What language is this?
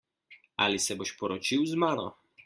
Slovenian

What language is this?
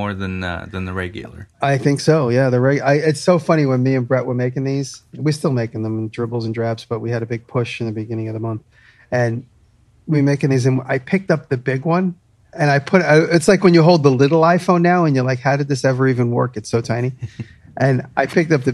English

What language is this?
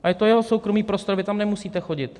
Czech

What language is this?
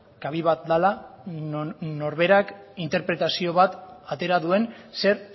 Basque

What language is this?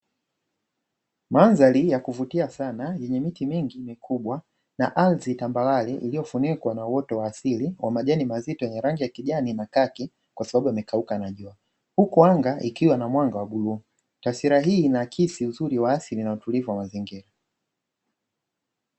Swahili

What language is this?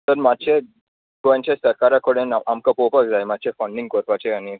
Konkani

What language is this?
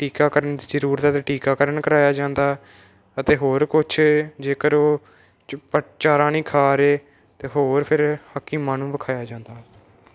Punjabi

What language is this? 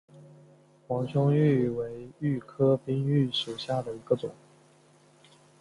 Chinese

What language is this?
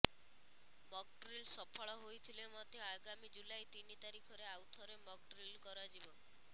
Odia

